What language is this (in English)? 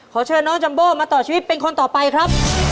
Thai